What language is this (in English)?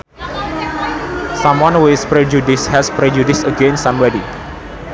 Sundanese